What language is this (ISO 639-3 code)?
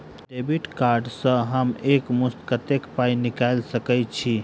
mai